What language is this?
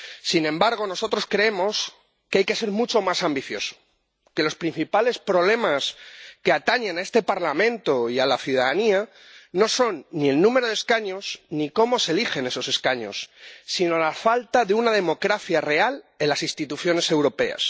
Spanish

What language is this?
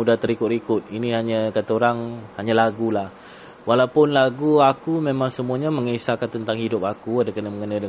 Malay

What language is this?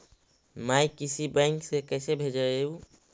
Magahi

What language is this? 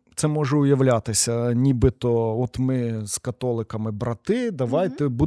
Ukrainian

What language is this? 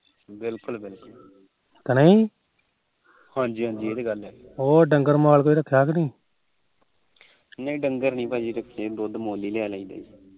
Punjabi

